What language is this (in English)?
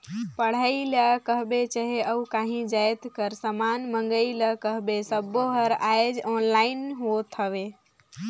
Chhattisgarhi